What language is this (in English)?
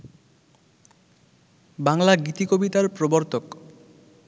Bangla